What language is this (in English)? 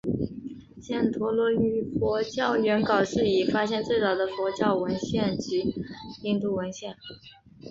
Chinese